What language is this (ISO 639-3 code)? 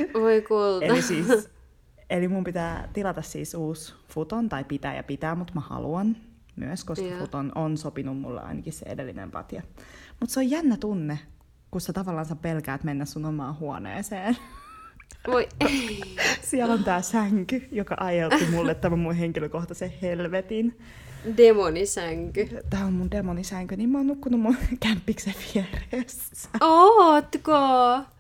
fin